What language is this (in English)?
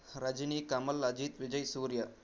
Telugu